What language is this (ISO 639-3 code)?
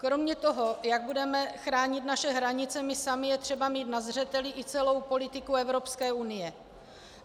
ces